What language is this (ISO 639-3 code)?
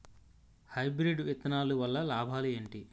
tel